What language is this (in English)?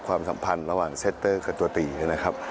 Thai